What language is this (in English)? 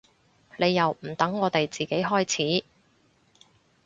Cantonese